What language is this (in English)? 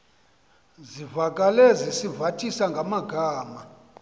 Xhosa